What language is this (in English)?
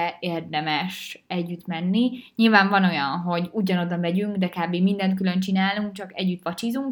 Hungarian